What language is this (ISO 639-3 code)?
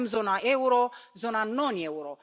ron